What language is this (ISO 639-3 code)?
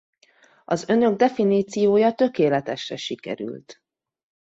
hun